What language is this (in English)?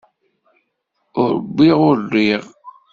Kabyle